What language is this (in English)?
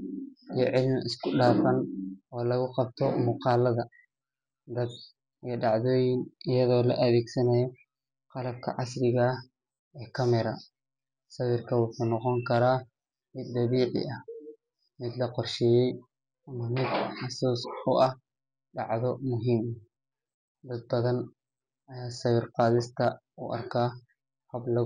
Somali